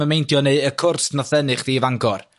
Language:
Welsh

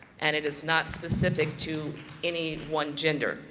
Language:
English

